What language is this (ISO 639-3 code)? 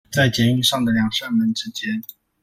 zho